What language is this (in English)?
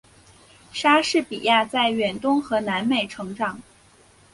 Chinese